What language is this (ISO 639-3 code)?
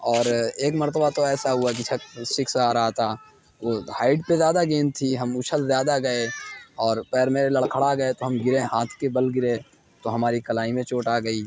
urd